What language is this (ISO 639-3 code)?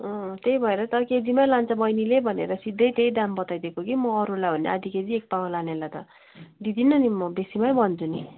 nep